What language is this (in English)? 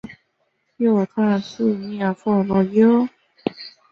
Chinese